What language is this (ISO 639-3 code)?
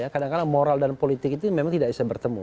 ind